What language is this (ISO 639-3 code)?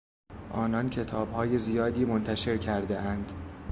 fas